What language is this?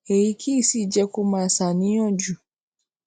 Yoruba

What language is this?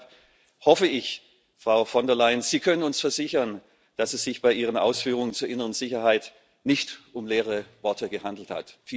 German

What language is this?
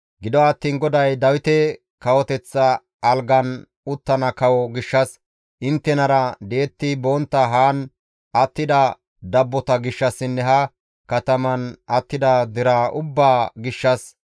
Gamo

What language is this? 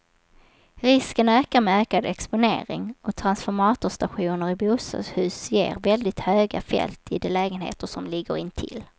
Swedish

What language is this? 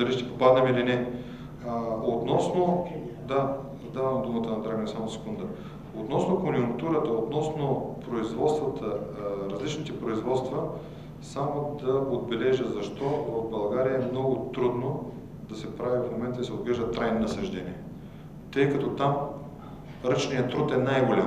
Bulgarian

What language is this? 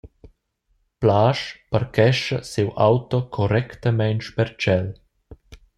Romansh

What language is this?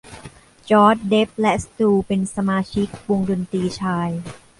Thai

